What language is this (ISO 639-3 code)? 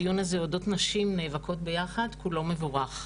heb